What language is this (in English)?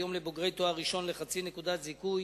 Hebrew